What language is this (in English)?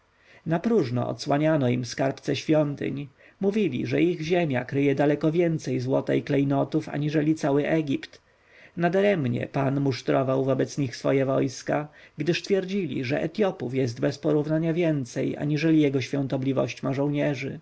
Polish